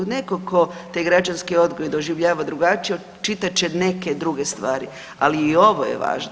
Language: Croatian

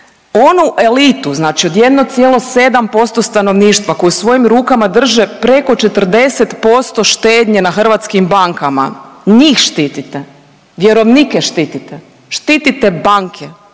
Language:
Croatian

